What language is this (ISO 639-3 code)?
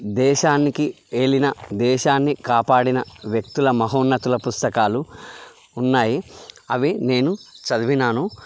tel